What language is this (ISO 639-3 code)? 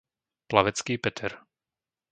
slk